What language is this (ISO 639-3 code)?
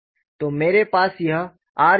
hin